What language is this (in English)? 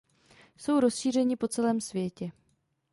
Czech